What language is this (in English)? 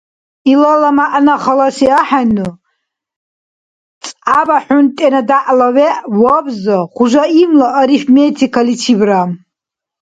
Dargwa